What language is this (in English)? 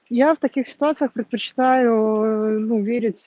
Russian